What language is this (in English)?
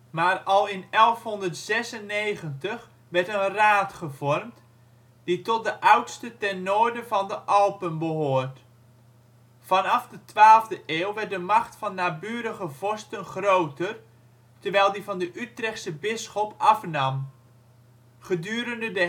Dutch